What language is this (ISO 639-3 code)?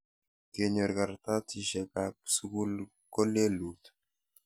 kln